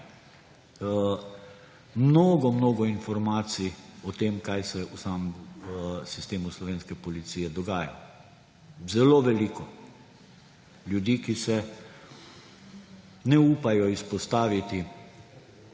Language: Slovenian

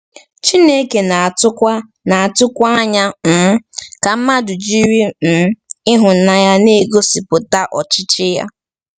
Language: Igbo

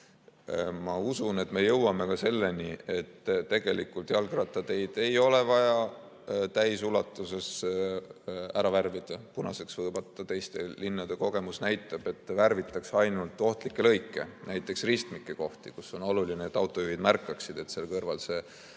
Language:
Estonian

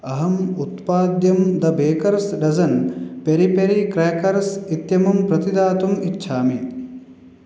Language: Sanskrit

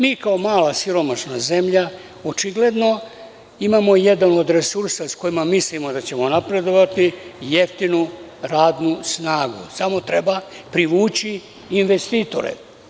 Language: Serbian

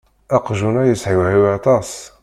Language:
Kabyle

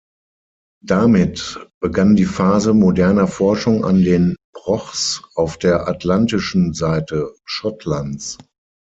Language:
German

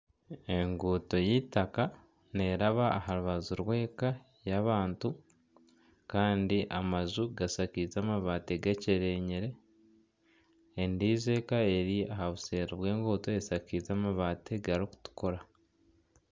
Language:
Nyankole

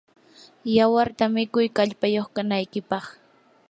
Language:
Yanahuanca Pasco Quechua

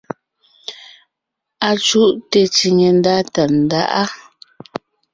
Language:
Ngiemboon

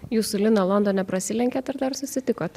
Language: Lithuanian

